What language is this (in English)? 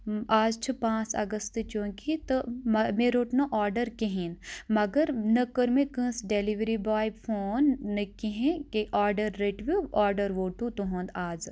Kashmiri